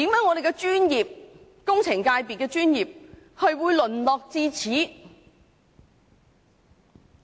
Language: Cantonese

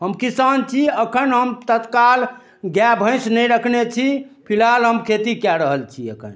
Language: Maithili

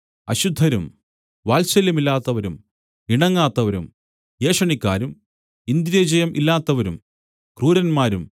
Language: Malayalam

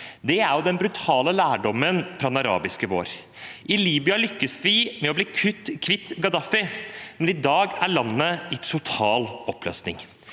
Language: Norwegian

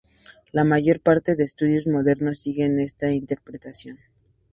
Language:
Spanish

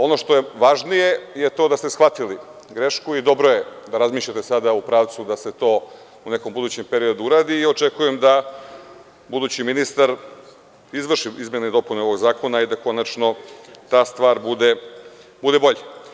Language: Serbian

